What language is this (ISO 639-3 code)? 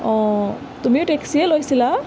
asm